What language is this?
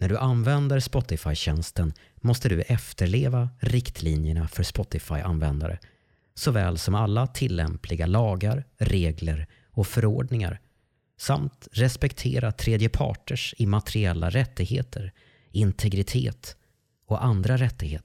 Swedish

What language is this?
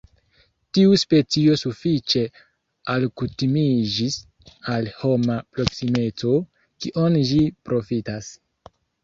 Esperanto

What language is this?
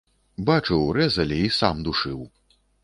Belarusian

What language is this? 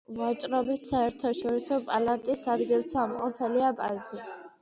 Georgian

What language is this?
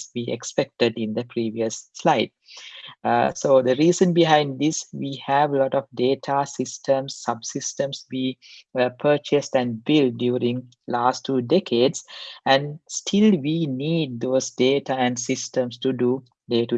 English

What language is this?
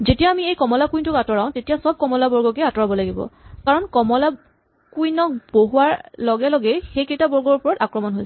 Assamese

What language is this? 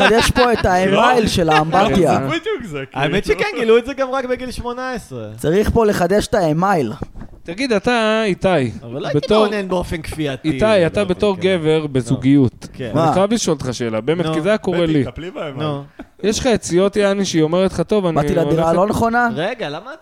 Hebrew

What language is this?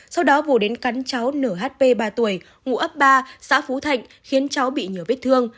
Vietnamese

